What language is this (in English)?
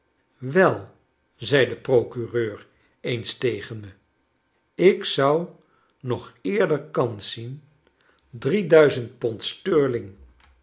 Dutch